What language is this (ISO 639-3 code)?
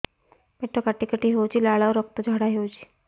ori